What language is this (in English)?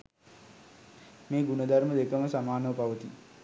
Sinhala